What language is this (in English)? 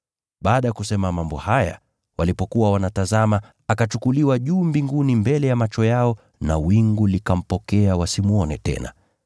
Swahili